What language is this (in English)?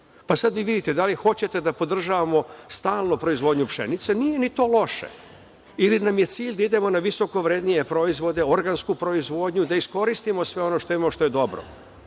Serbian